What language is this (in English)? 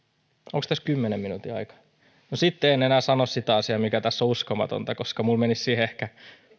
Finnish